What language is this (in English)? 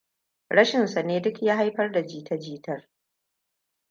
Hausa